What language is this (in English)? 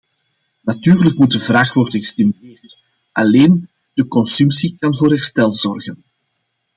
Dutch